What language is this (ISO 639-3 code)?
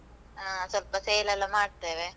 kan